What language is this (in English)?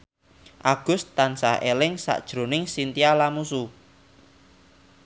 Javanese